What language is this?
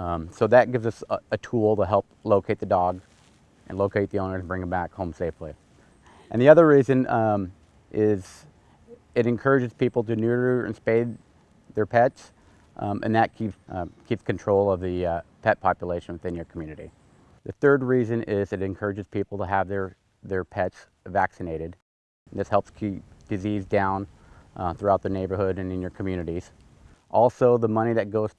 English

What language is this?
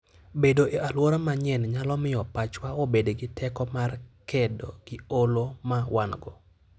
Luo (Kenya and Tanzania)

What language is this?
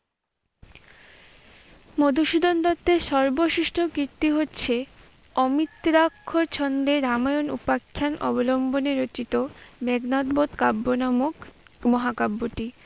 Bangla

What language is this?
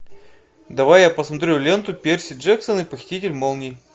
Russian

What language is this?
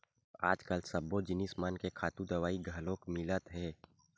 Chhattisgarhi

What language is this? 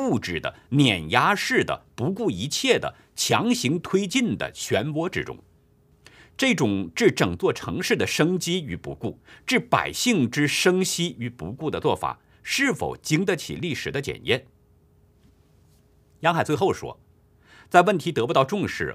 Chinese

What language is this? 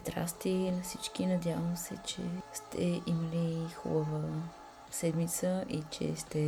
Bulgarian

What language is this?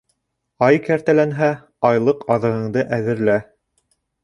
Bashkir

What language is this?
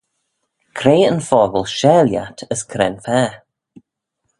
Manx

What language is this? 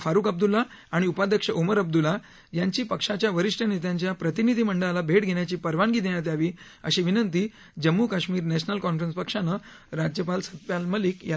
Marathi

